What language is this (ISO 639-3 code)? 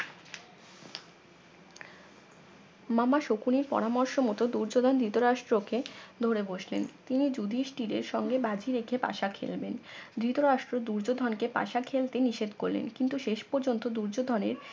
ben